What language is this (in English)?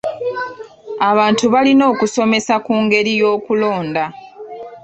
Ganda